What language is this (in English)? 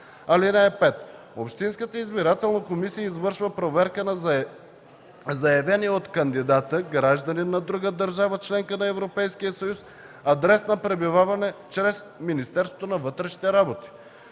Bulgarian